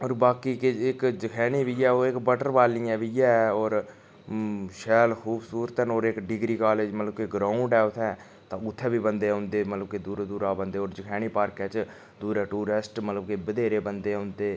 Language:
Dogri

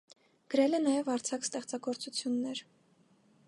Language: Armenian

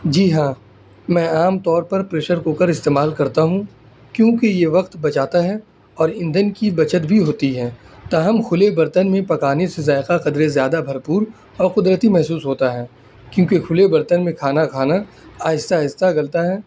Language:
Urdu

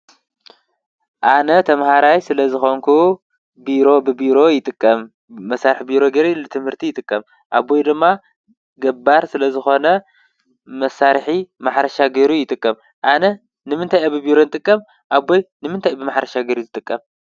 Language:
Tigrinya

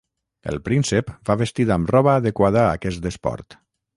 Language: Catalan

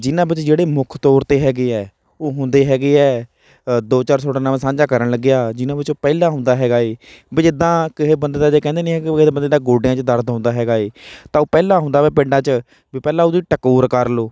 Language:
Punjabi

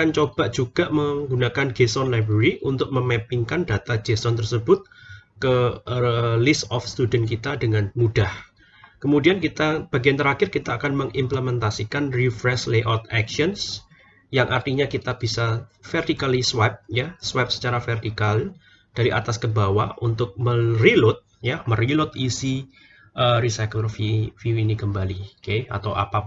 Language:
Indonesian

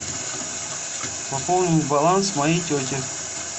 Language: Russian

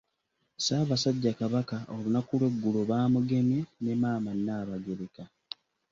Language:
Ganda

